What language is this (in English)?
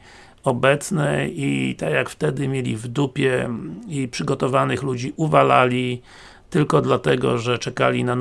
Polish